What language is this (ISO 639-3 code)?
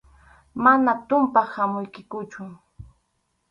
qxu